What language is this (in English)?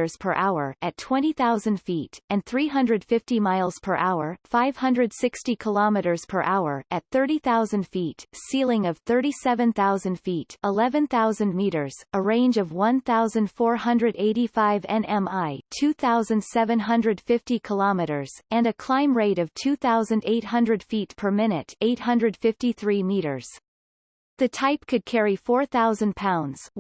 English